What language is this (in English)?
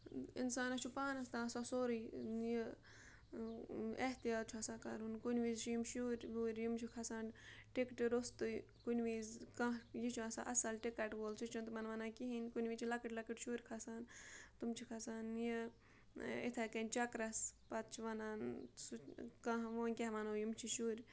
Kashmiri